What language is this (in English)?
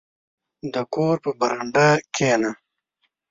Pashto